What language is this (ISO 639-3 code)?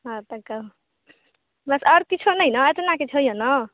mai